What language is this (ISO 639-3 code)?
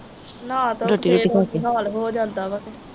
pan